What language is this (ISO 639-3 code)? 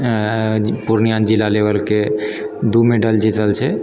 mai